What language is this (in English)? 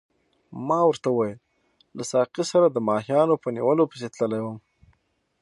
Pashto